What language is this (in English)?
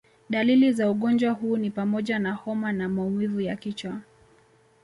Swahili